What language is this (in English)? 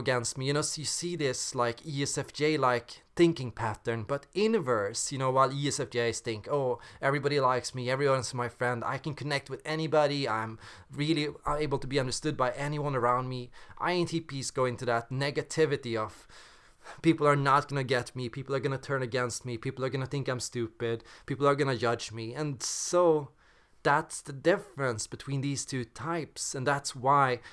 English